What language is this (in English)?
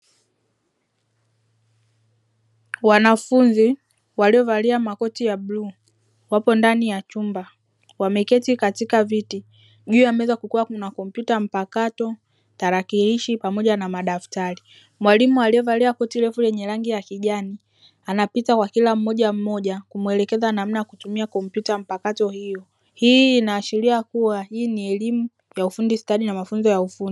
Swahili